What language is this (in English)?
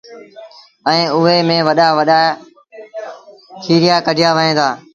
Sindhi Bhil